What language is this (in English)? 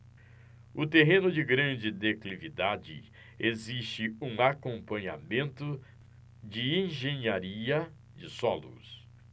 Portuguese